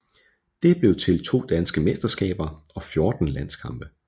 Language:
Danish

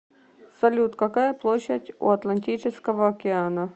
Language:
Russian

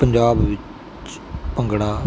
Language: Punjabi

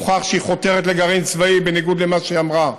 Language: Hebrew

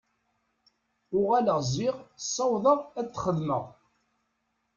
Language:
Kabyle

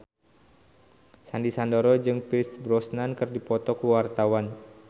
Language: Sundanese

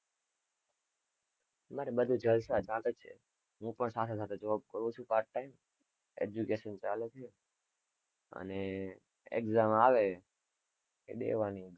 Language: Gujarati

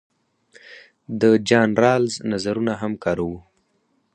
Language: Pashto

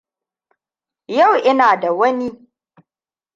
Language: Hausa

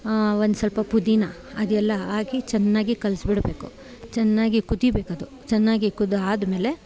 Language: Kannada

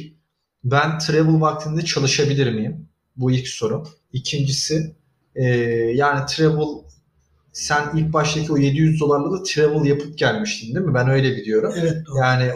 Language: Turkish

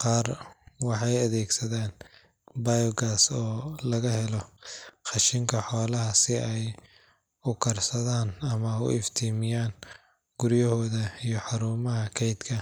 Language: Somali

